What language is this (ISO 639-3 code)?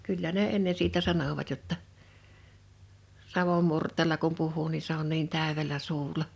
fin